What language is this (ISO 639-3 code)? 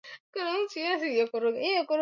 swa